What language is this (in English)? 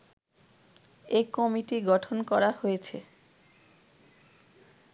Bangla